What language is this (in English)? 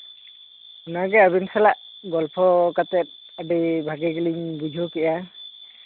Santali